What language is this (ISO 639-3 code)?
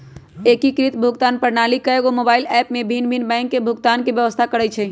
mag